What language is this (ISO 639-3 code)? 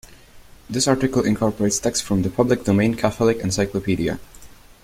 eng